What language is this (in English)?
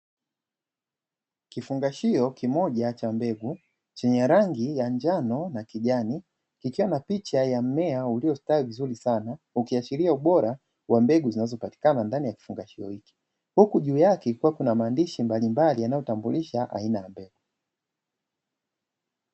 Swahili